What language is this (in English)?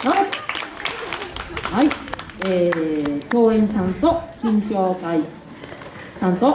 Japanese